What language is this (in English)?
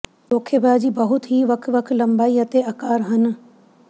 Punjabi